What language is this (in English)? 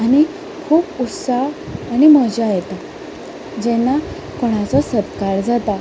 Konkani